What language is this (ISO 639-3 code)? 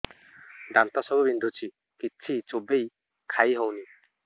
ori